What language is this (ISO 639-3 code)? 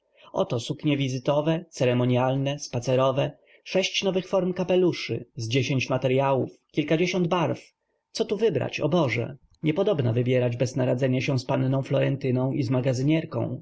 pol